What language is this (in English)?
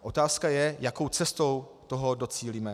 Czech